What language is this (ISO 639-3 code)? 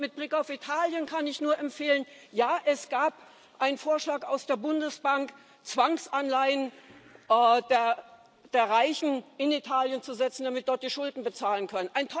deu